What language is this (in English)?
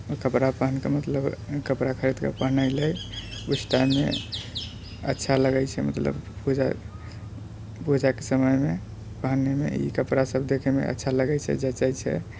Maithili